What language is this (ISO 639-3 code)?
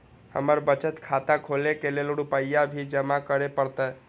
mai